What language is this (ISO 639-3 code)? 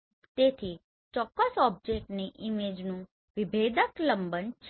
guj